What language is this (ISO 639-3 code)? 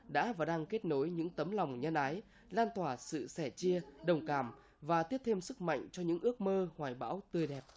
vie